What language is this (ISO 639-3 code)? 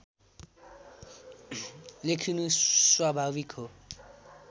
nep